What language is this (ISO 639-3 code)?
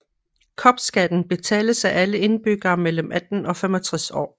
dan